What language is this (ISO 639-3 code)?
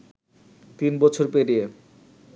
ben